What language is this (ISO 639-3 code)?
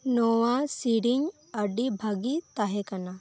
sat